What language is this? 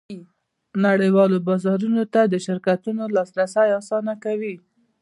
Pashto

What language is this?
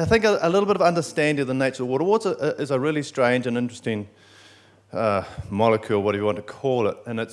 English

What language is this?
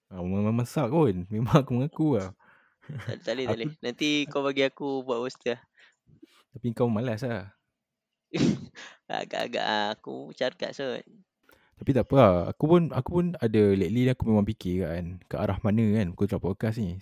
Malay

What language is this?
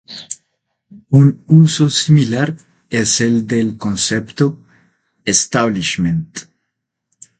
Spanish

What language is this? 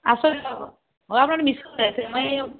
Assamese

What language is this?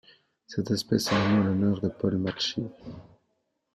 French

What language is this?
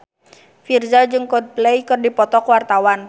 Sundanese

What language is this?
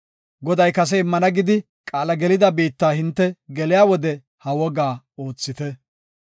Gofa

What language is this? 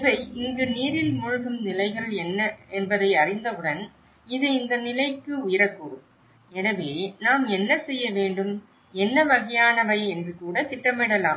Tamil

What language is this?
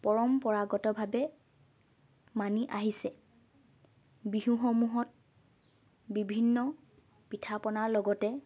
Assamese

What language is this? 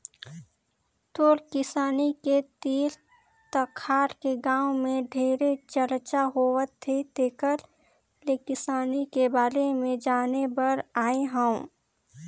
Chhattisgarhi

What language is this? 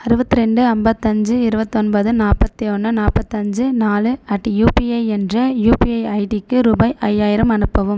Tamil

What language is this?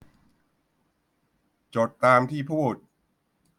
Thai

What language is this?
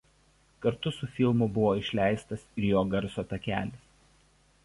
Lithuanian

